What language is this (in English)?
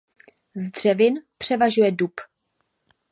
Czech